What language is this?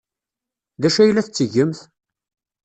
Kabyle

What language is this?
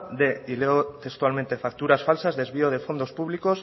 Spanish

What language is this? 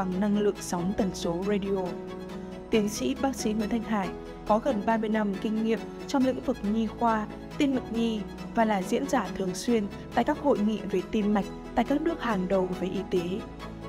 Vietnamese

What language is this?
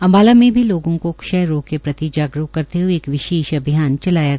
Hindi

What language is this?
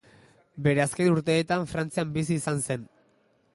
Basque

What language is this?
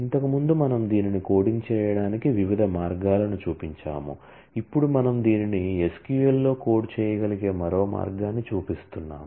Telugu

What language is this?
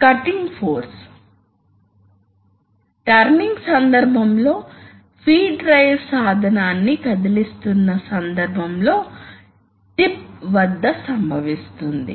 Telugu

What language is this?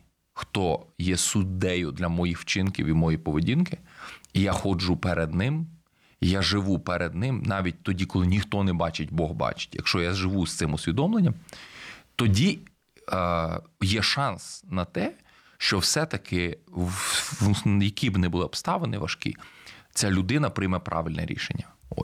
Ukrainian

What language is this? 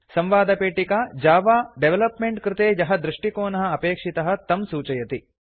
Sanskrit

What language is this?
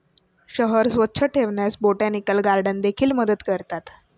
Marathi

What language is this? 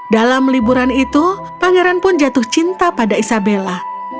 Indonesian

